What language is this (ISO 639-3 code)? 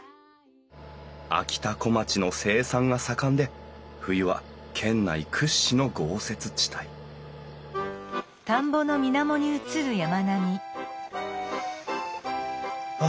jpn